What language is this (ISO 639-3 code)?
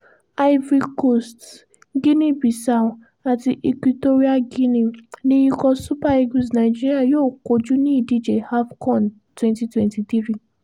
yor